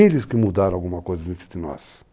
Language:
Portuguese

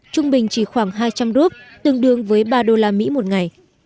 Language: Vietnamese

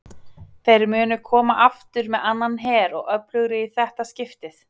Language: Icelandic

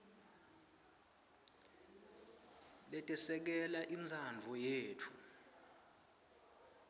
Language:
Swati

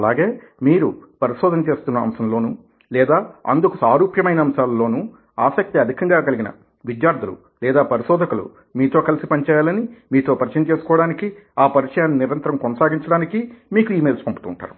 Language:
Telugu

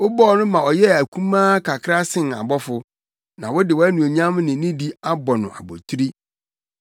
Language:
Akan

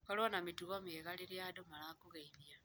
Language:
Kikuyu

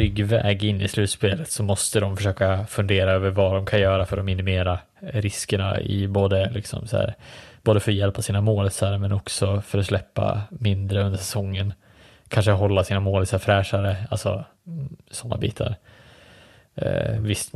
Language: Swedish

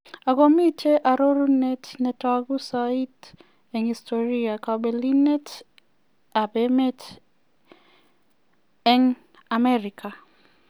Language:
Kalenjin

